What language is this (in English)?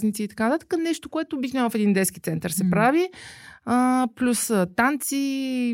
Bulgarian